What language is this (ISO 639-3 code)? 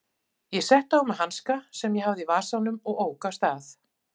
isl